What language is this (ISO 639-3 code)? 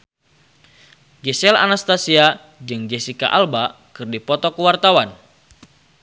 sun